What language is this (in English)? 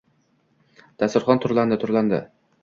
Uzbek